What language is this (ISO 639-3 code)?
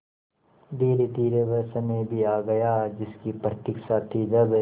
hin